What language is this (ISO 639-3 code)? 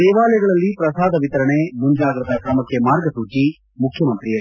kan